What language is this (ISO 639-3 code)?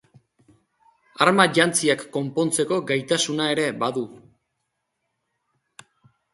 eus